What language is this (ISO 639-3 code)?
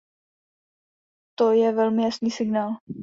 ces